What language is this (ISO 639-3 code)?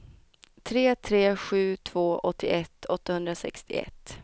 swe